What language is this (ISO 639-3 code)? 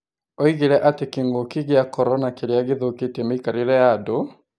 kik